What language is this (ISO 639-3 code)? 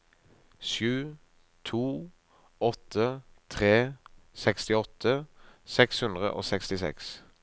nor